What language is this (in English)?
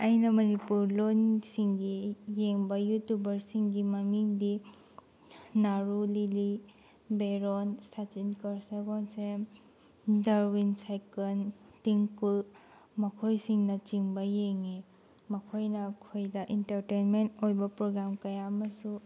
Manipuri